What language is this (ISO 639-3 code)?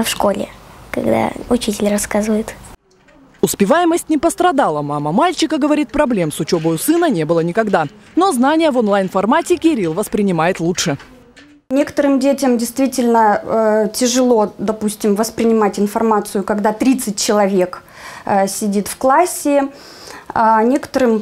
rus